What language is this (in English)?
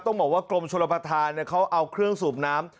Thai